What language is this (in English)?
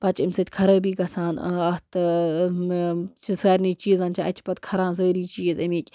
Kashmiri